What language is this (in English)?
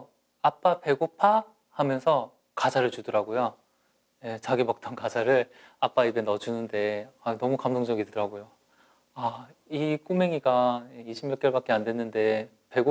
Korean